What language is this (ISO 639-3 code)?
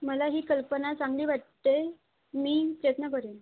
mar